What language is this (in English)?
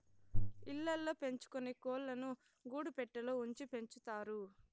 Telugu